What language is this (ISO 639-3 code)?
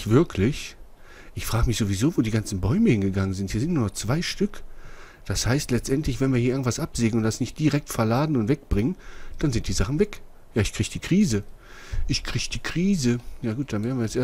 deu